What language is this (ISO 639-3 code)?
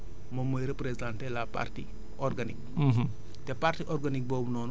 wol